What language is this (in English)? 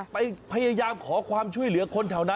Thai